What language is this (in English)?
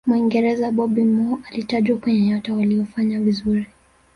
Swahili